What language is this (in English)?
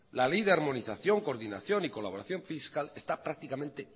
Spanish